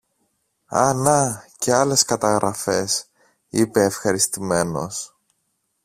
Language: Greek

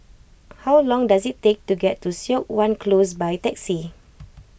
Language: English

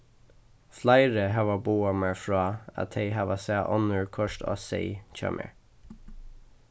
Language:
Faroese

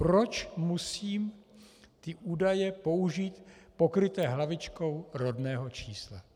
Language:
Czech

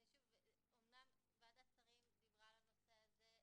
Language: Hebrew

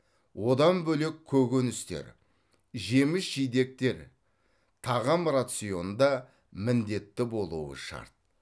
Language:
Kazakh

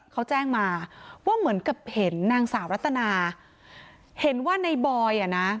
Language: Thai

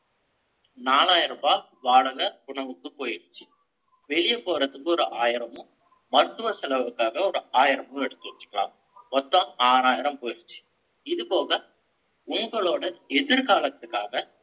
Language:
Tamil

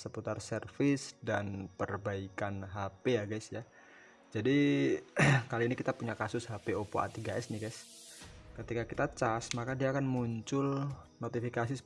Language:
Indonesian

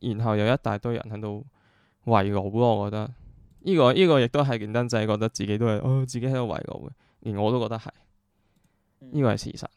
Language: Chinese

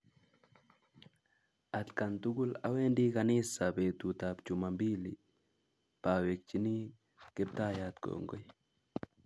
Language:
Kalenjin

